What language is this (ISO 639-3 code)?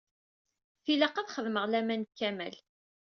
kab